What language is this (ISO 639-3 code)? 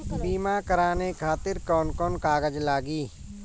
bho